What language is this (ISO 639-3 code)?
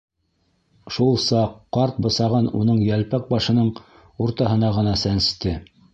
bak